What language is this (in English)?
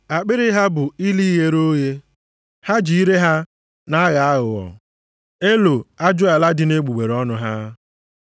Igbo